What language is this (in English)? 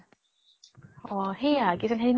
Assamese